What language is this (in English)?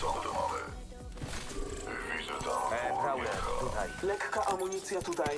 Polish